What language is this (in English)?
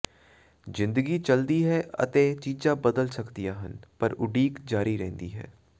Punjabi